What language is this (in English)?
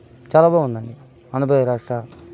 Telugu